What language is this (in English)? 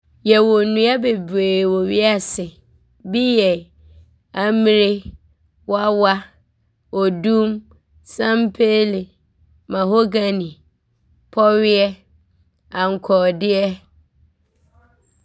Abron